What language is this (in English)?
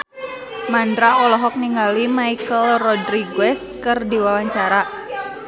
Sundanese